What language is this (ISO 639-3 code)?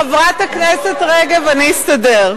heb